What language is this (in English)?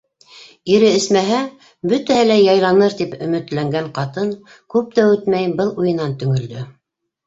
Bashkir